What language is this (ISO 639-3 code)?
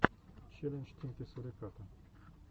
rus